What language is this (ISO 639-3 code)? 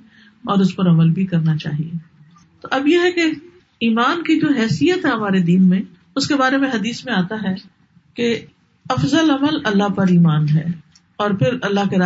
urd